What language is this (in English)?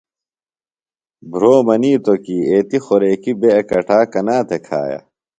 Phalura